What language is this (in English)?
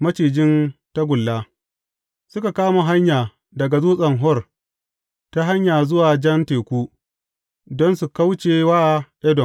Hausa